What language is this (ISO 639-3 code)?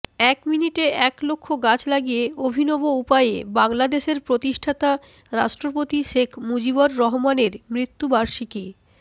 ben